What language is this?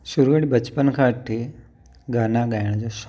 Sindhi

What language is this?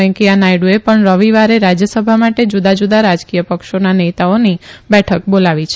Gujarati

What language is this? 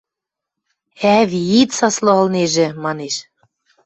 Western Mari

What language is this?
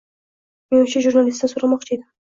Uzbek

